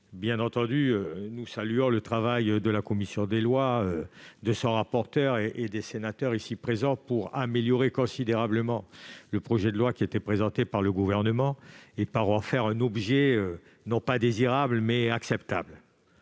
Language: French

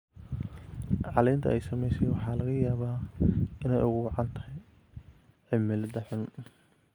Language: Somali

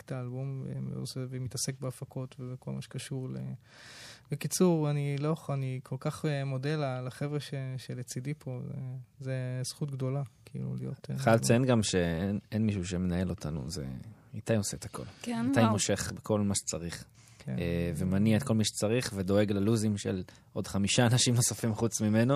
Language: Hebrew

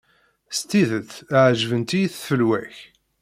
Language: Kabyle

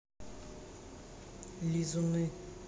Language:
Russian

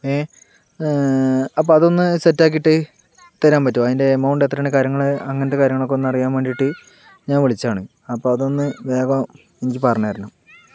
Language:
Malayalam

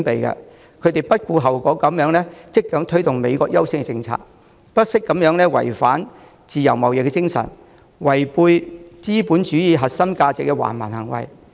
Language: Cantonese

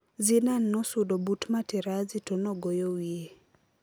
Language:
Luo (Kenya and Tanzania)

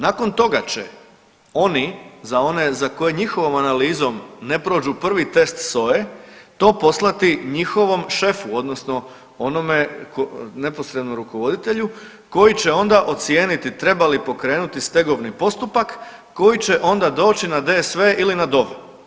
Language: Croatian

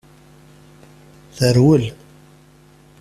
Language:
Kabyle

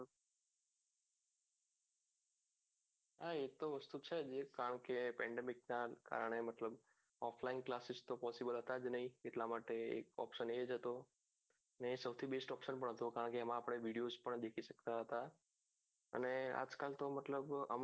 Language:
Gujarati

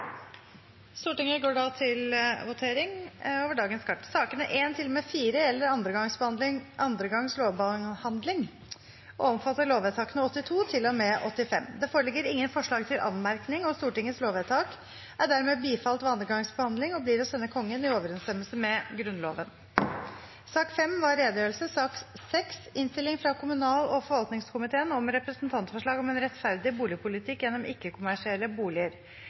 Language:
Norwegian Nynorsk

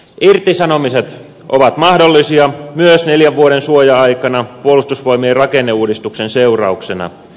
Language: Finnish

